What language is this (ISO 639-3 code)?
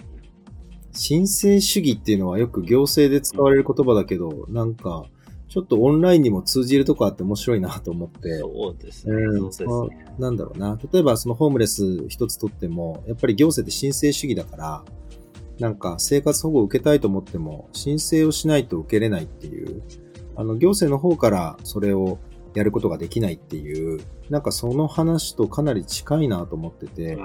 jpn